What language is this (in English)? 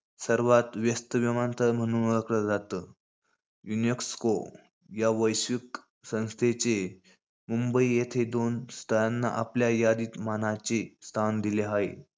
Marathi